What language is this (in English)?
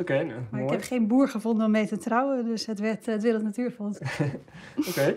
Dutch